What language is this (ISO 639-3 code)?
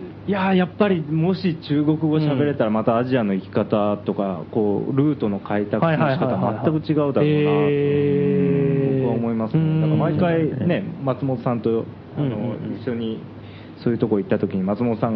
jpn